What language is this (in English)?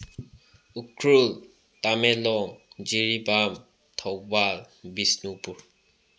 Manipuri